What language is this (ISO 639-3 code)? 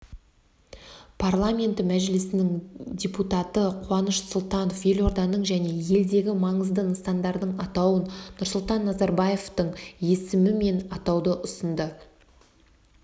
kaz